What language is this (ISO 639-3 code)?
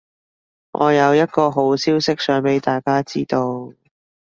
yue